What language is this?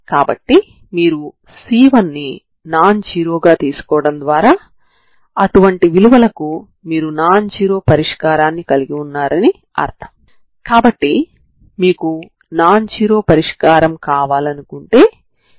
Telugu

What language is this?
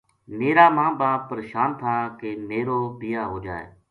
Gujari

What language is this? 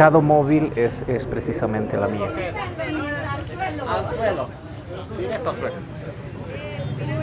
Spanish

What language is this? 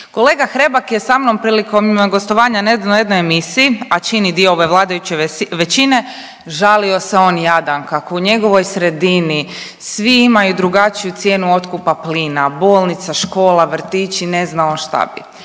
Croatian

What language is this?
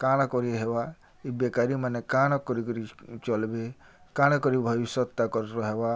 Odia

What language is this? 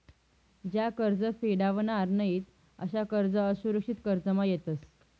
Marathi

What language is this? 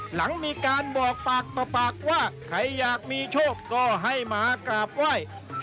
Thai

